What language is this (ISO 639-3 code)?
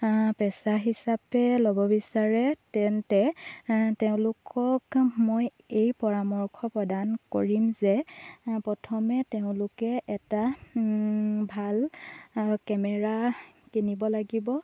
asm